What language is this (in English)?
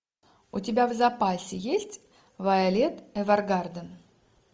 Russian